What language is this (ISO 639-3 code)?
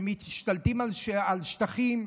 heb